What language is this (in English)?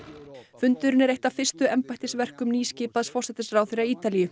Icelandic